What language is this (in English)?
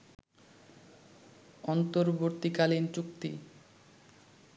Bangla